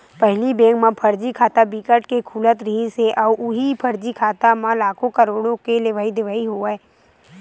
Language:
Chhattisgarhi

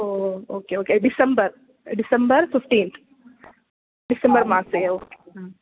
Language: Sanskrit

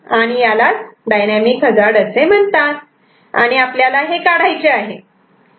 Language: Marathi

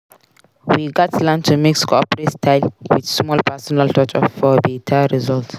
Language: Nigerian Pidgin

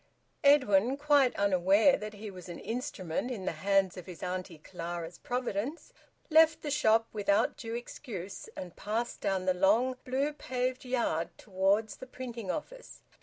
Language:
English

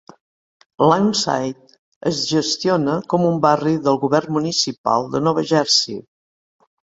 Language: Catalan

